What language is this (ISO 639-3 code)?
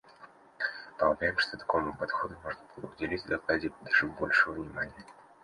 rus